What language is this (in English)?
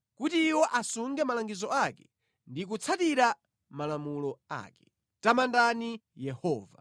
Nyanja